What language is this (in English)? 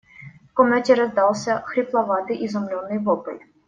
Russian